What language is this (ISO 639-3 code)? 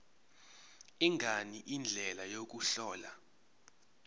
zul